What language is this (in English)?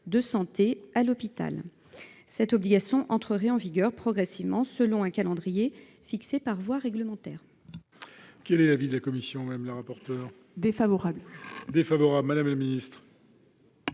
French